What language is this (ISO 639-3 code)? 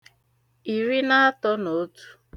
ibo